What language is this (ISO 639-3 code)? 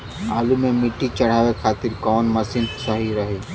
bho